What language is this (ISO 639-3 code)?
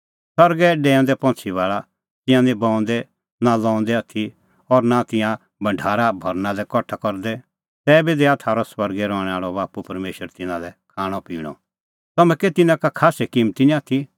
kfx